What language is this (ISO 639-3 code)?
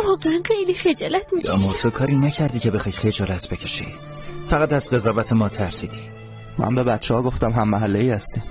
fas